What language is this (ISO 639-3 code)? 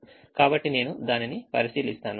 tel